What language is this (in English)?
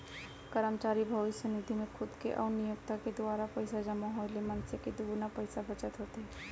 Chhattisgarhi